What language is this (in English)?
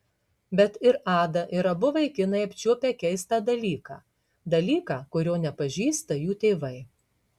Lithuanian